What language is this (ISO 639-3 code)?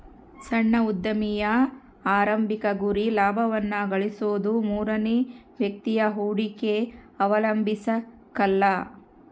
kan